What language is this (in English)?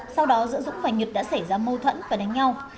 Vietnamese